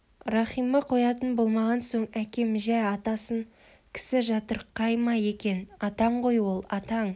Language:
Kazakh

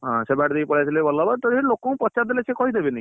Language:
Odia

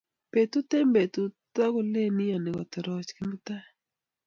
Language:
Kalenjin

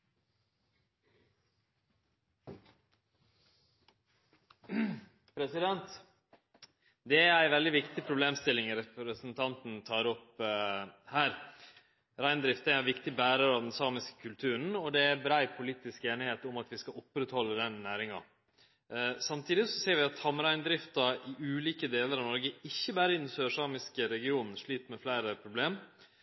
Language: Norwegian Nynorsk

